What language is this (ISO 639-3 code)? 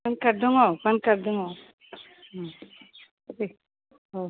brx